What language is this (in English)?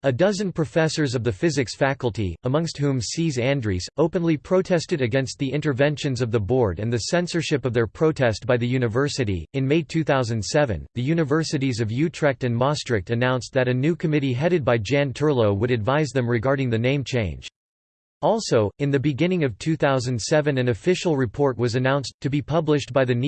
English